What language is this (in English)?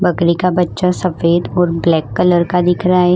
Hindi